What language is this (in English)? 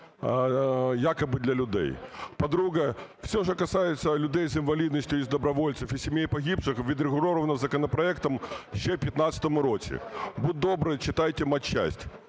Ukrainian